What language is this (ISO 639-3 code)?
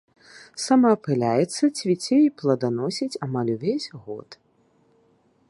bel